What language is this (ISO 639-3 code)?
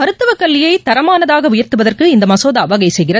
tam